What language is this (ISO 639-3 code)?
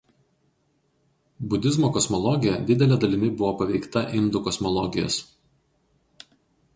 lit